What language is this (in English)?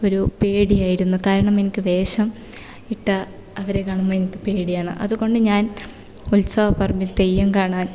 Malayalam